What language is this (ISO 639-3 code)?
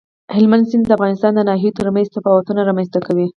pus